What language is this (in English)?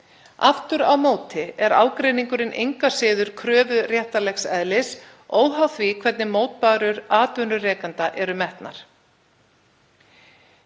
Icelandic